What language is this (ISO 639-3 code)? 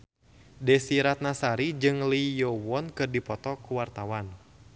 sun